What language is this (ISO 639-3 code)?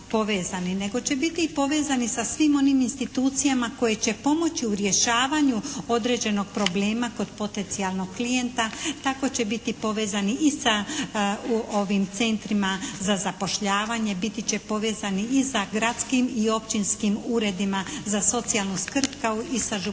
hrv